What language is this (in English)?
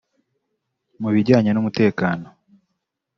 Kinyarwanda